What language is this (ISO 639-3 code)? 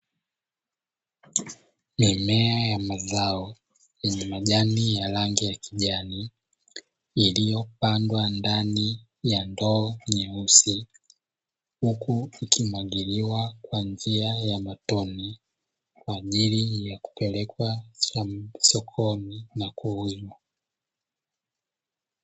swa